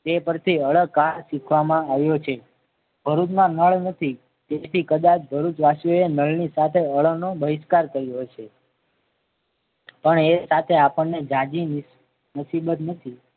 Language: Gujarati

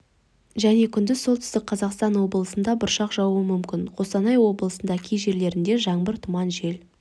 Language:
Kazakh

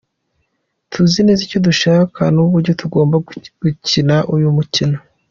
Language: Kinyarwanda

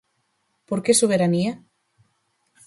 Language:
Galician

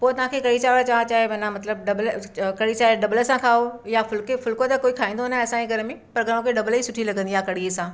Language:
Sindhi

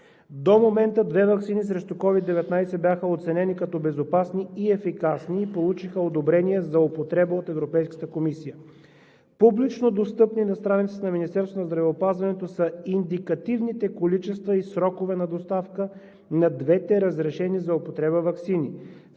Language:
Bulgarian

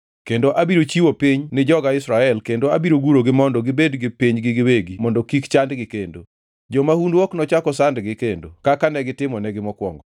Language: Luo (Kenya and Tanzania)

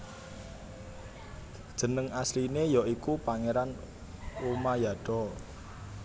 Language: Javanese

